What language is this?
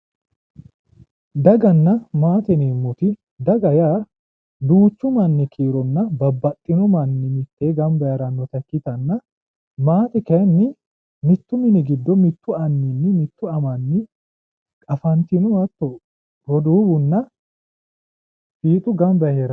Sidamo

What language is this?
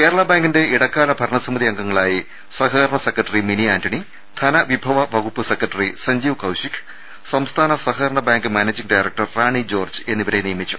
Malayalam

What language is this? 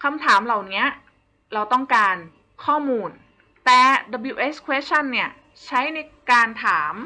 Thai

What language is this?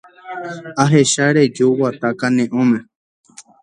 Guarani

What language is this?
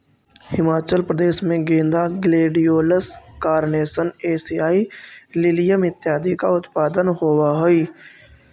Magahi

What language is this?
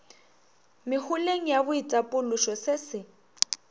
Northern Sotho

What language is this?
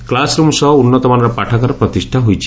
Odia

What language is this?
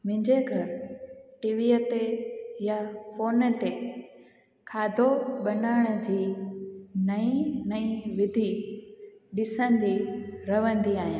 Sindhi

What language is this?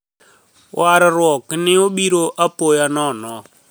Luo (Kenya and Tanzania)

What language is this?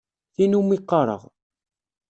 Kabyle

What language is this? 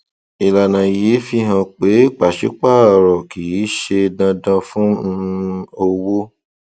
Yoruba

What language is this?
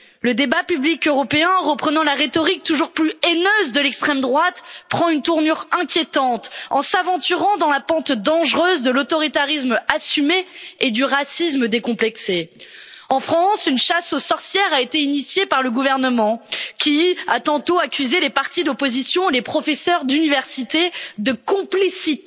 French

